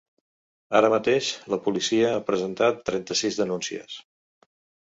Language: Catalan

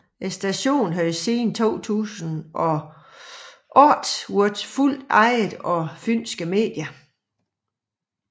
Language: Danish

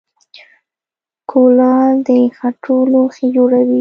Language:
Pashto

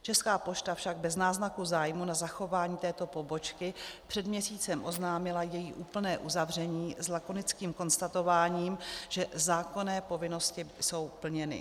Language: Czech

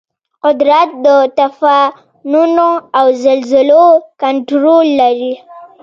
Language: Pashto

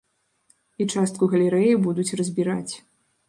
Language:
Belarusian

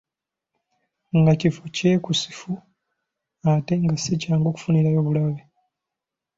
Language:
Ganda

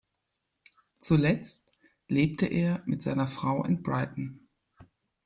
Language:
German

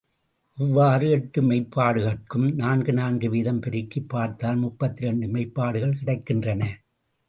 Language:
Tamil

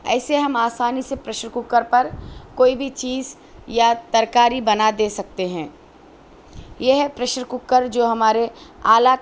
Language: Urdu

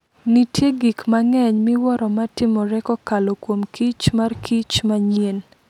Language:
Luo (Kenya and Tanzania)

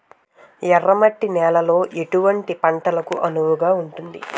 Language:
Telugu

